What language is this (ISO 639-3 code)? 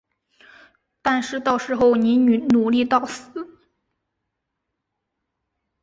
zho